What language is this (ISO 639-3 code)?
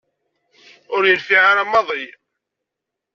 kab